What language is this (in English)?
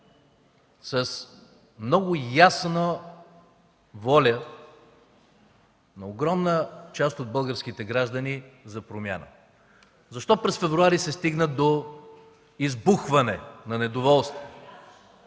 Bulgarian